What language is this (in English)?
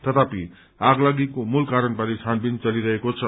Nepali